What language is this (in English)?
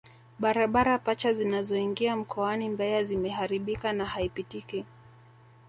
Swahili